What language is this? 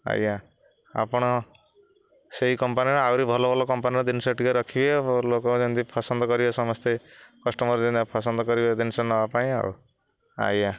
Odia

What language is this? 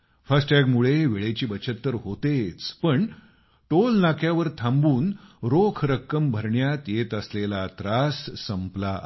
Marathi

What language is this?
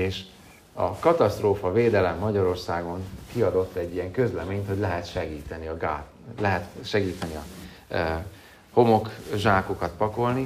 Hungarian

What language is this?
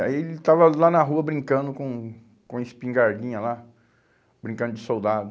Portuguese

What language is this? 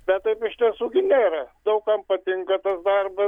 Lithuanian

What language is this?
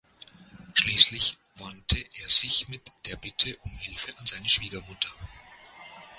German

